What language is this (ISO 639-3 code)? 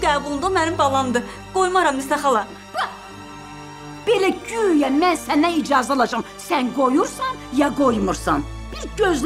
tur